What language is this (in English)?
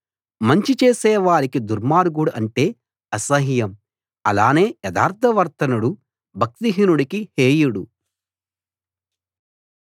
Telugu